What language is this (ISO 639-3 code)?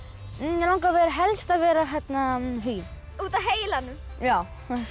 isl